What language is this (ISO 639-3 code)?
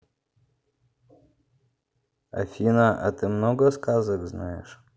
rus